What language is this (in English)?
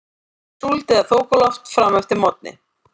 Icelandic